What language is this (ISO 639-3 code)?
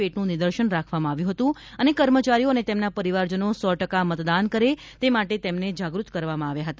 guj